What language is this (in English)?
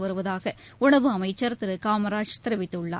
Tamil